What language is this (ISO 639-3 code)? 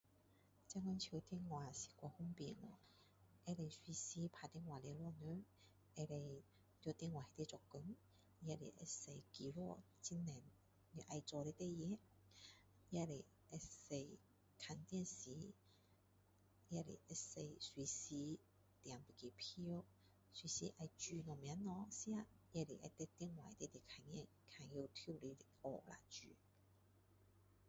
cdo